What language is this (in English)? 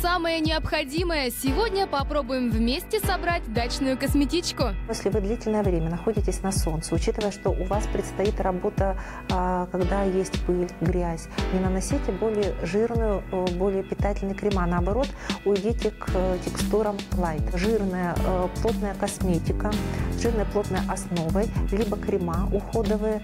Russian